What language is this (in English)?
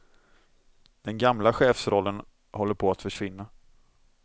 Swedish